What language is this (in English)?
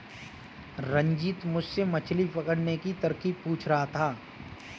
Hindi